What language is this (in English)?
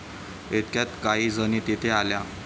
Marathi